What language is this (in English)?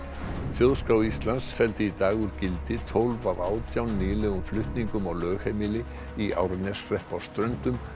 Icelandic